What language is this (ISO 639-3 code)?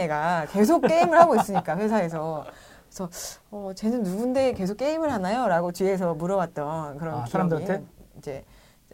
kor